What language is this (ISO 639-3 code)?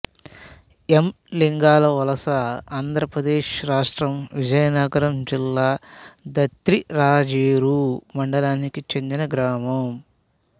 tel